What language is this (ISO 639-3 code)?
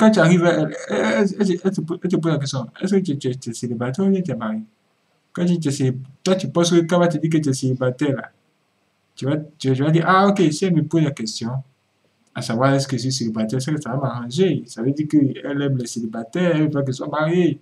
fra